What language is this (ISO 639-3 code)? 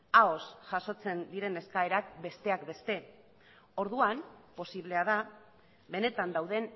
eus